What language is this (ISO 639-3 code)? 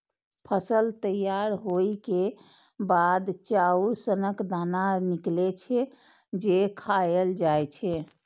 mai